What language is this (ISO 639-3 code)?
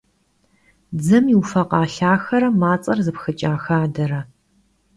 kbd